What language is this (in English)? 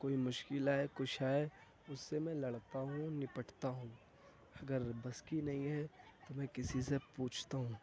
Urdu